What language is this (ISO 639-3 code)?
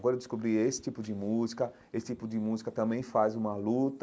por